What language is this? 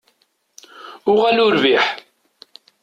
Kabyle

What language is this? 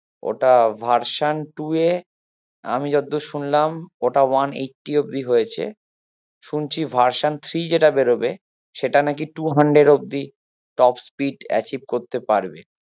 Bangla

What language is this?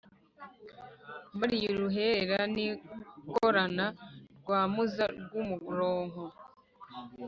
Kinyarwanda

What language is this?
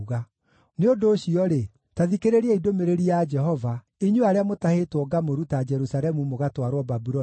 Kikuyu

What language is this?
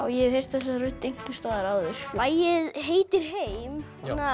Icelandic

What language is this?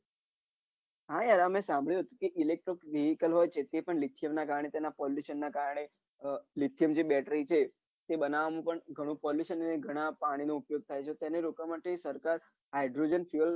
Gujarati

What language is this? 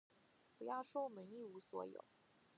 Chinese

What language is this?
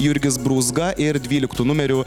Lithuanian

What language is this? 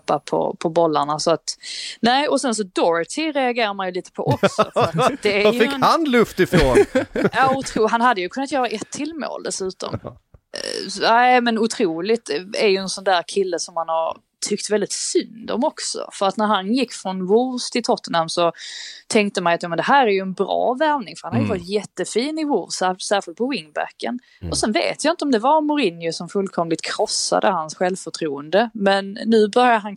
Swedish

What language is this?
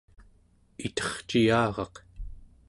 Central Yupik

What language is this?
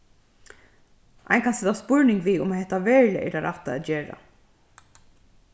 Faroese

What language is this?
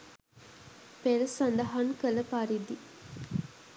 Sinhala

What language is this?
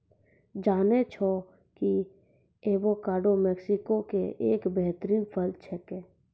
Maithili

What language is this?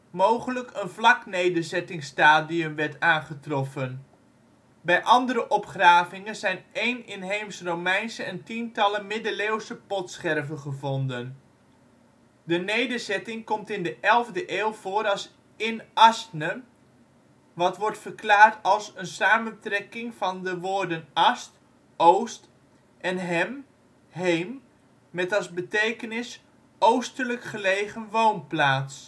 Dutch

